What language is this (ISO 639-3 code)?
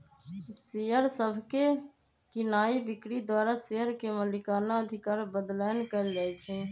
mag